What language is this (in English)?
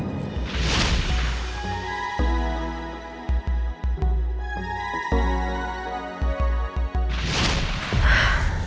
Indonesian